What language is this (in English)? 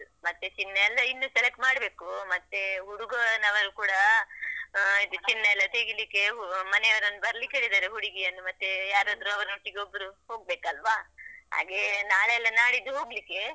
Kannada